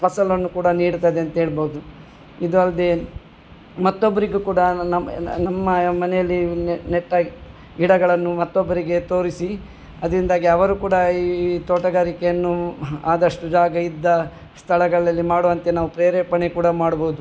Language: Kannada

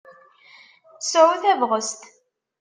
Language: Kabyle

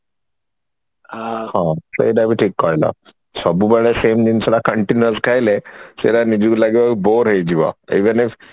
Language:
Odia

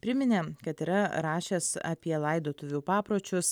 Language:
Lithuanian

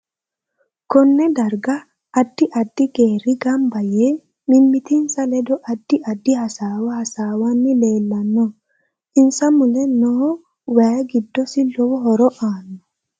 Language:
Sidamo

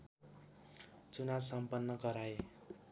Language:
Nepali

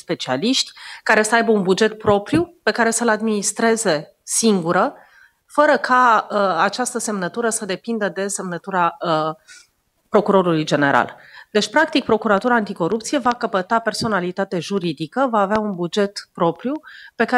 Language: Romanian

